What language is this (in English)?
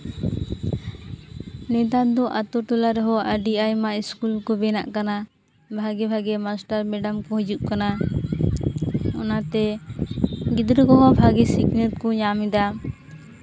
Santali